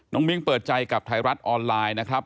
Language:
Thai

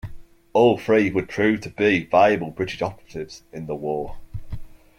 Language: English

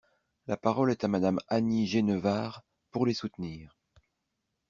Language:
French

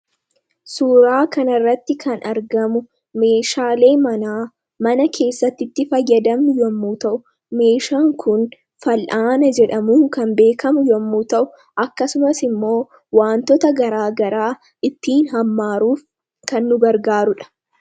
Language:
Oromo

